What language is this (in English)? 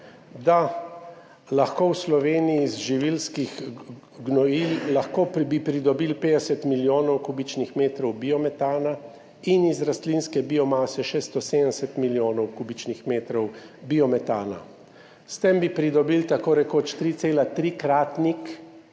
Slovenian